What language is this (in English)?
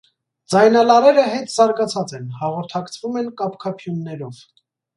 Armenian